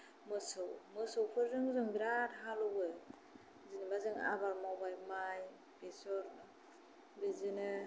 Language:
Bodo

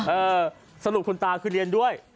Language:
Thai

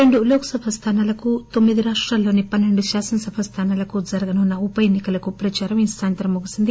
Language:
Telugu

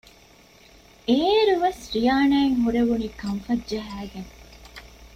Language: Divehi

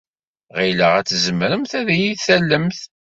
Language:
Kabyle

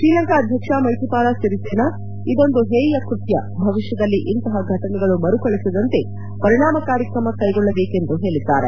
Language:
Kannada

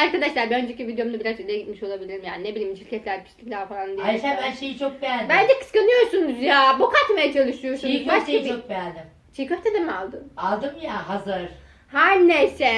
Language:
Turkish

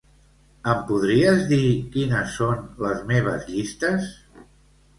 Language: Catalan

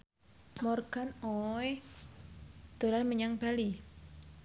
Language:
Javanese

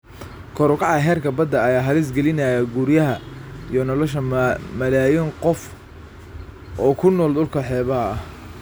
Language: Somali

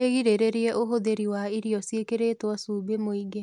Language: Kikuyu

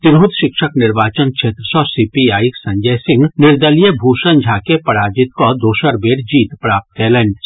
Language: Maithili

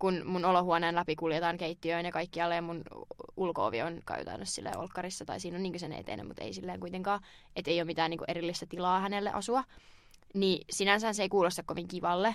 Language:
Finnish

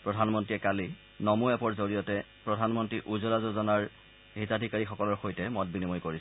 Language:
Assamese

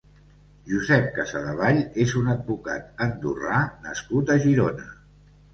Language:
Catalan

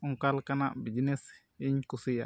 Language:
Santali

